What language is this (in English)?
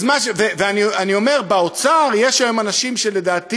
Hebrew